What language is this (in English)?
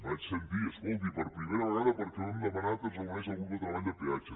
Catalan